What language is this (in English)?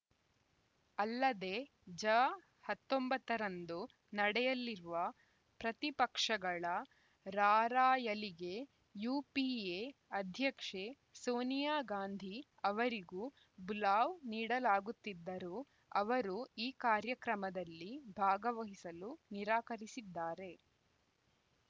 Kannada